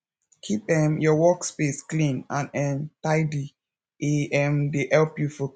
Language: Nigerian Pidgin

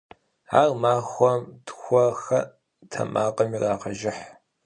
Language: Kabardian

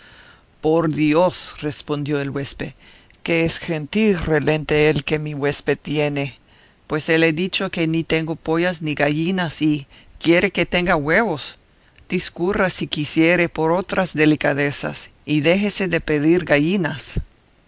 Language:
Spanish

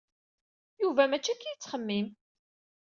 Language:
Kabyle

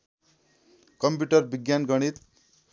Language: Nepali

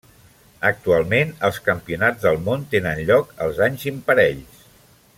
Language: Catalan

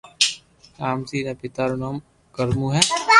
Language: Loarki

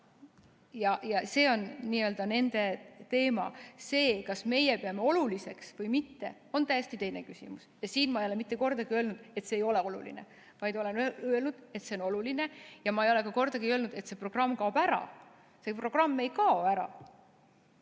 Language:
Estonian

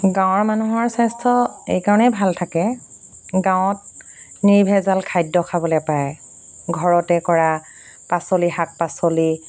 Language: Assamese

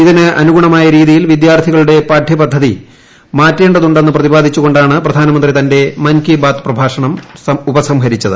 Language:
Malayalam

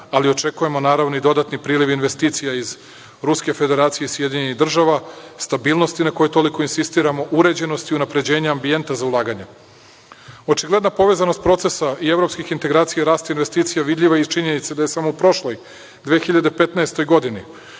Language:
Serbian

